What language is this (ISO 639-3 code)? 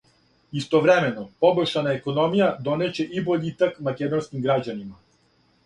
srp